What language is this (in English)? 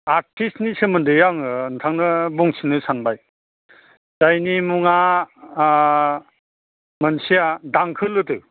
Bodo